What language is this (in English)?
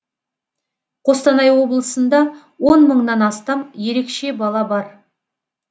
Kazakh